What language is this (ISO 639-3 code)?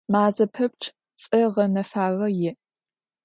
ady